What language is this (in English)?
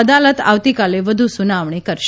Gujarati